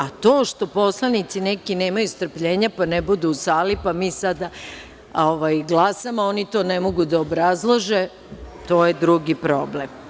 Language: Serbian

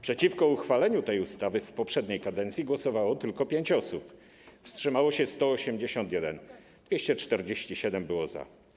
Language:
Polish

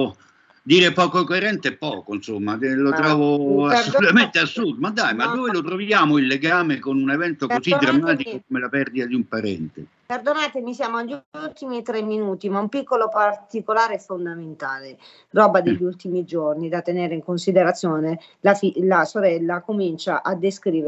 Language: Italian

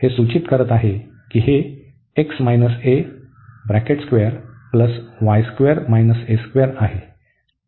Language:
Marathi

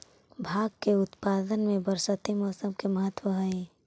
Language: Magahi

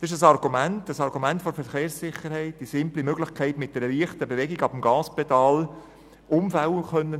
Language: Swiss German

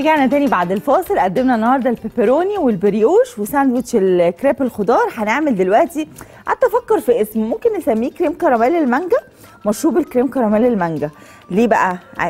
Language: Arabic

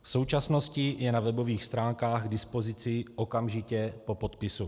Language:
Czech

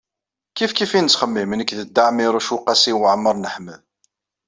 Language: Kabyle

